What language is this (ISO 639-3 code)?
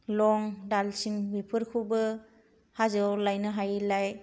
brx